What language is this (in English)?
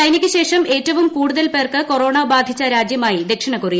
Malayalam